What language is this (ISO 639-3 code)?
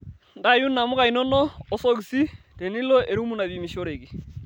mas